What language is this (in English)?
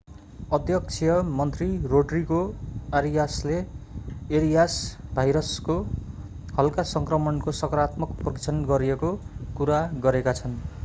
Nepali